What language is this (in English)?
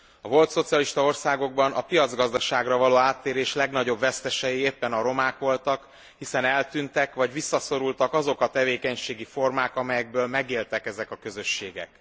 Hungarian